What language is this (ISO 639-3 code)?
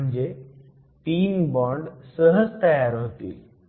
mar